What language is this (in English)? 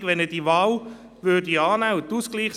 Swiss German